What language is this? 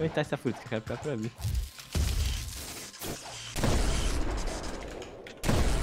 Portuguese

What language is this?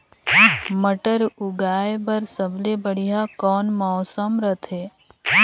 Chhattisgarhi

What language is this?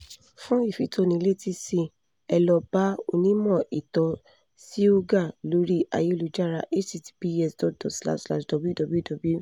Yoruba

